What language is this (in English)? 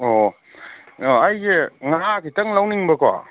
Manipuri